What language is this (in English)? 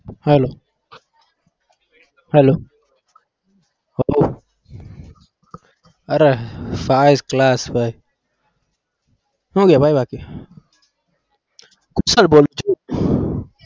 Gujarati